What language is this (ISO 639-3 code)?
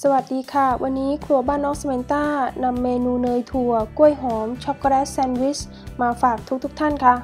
tha